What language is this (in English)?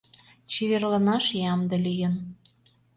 Mari